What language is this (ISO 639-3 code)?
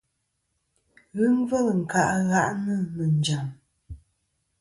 bkm